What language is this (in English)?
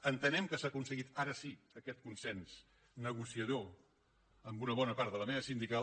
Catalan